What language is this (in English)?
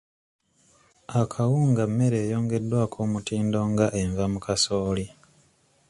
Ganda